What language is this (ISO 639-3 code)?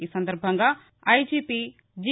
tel